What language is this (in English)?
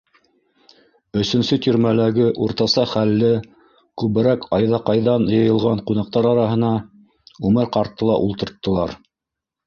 Bashkir